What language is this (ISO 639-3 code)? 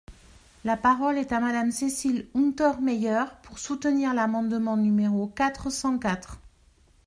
fra